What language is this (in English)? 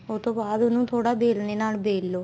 Punjabi